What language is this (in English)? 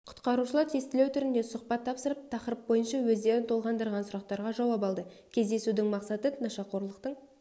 Kazakh